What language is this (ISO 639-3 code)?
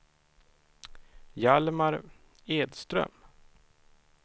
swe